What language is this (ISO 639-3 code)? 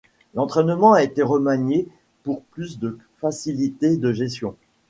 fra